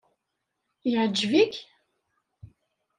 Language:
Kabyle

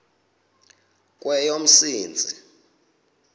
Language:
Xhosa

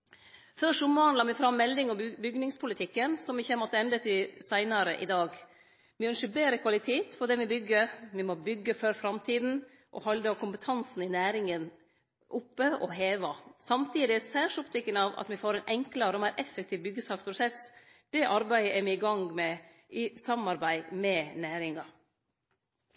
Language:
Norwegian Nynorsk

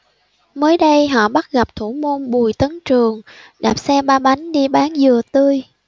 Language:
Vietnamese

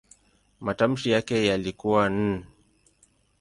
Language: Swahili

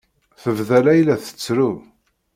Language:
Kabyle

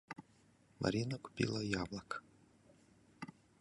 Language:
Russian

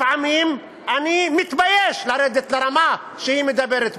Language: Hebrew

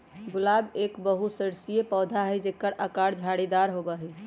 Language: Magahi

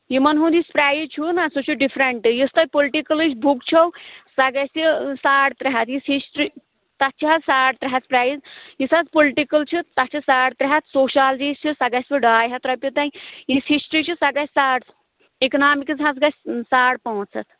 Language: Kashmiri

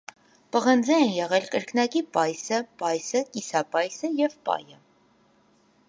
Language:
Armenian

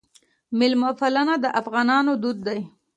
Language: Pashto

